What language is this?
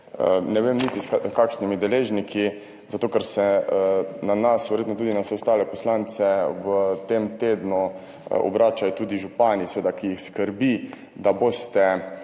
Slovenian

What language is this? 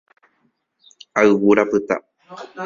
Guarani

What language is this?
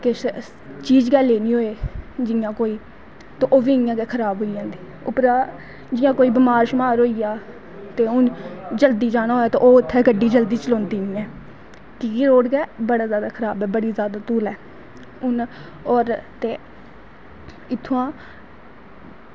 Dogri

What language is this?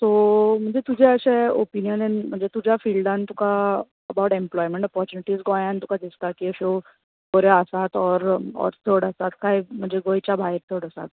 Konkani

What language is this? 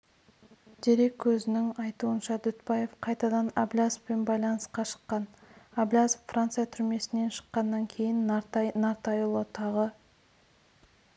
Kazakh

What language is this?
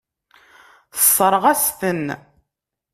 Kabyle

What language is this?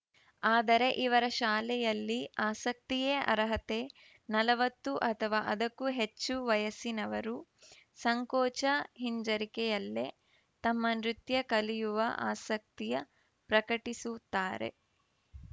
Kannada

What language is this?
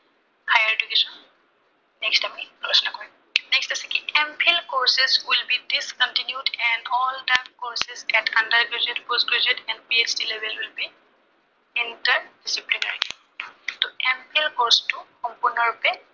Assamese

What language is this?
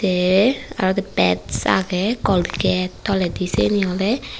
Chakma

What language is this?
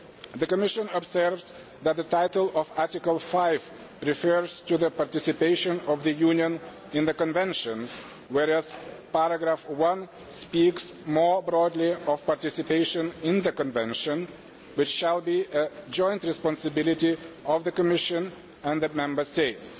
English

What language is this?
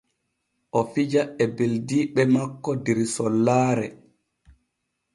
Borgu Fulfulde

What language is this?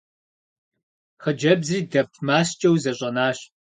Kabardian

